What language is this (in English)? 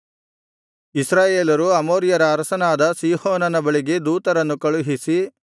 Kannada